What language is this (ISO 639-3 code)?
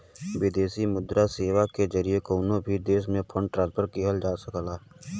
bho